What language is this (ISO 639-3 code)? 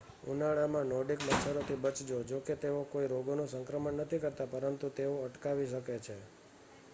guj